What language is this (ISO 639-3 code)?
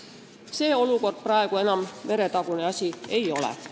est